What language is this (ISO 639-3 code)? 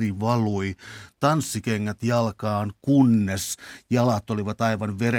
fin